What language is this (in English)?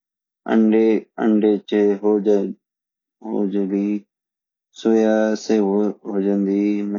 Garhwali